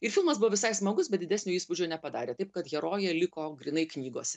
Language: Lithuanian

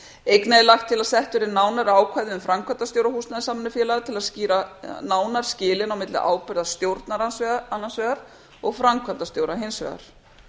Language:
Icelandic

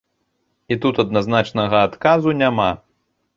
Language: Belarusian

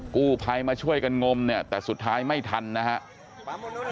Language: Thai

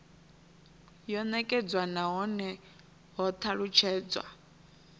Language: Venda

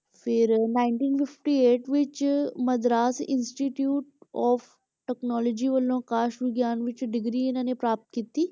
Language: Punjabi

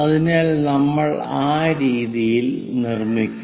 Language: Malayalam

